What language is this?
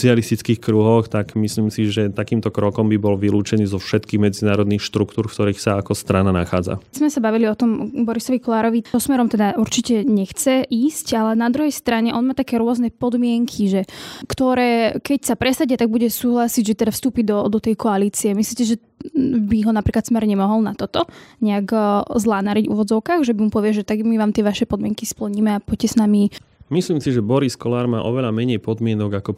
Slovak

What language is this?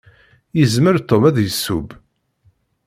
Kabyle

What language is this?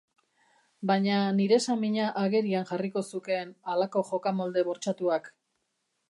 Basque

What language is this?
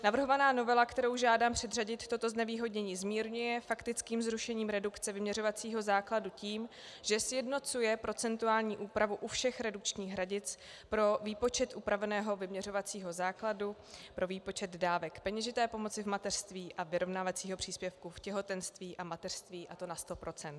Czech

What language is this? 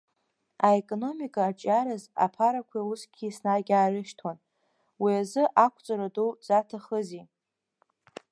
Abkhazian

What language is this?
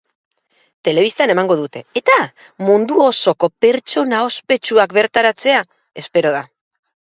Basque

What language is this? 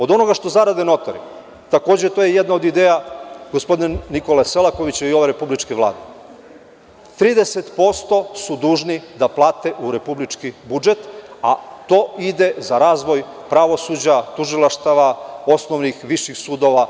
Serbian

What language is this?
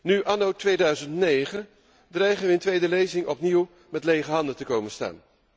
Dutch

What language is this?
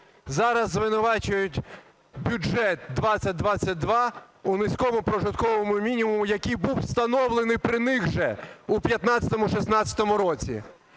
Ukrainian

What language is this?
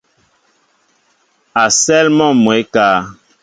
Mbo (Cameroon)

